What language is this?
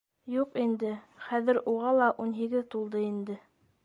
Bashkir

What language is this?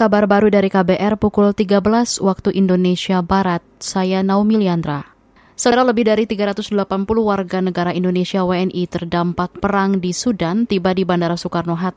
Indonesian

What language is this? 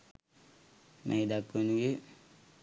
Sinhala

